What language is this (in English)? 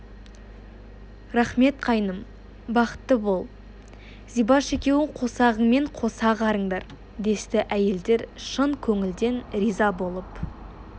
Kazakh